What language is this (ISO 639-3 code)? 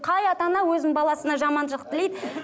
kaz